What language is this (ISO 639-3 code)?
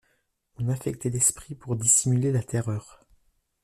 fra